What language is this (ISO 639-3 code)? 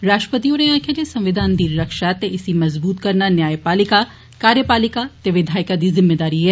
doi